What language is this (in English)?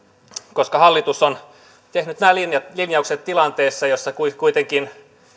Finnish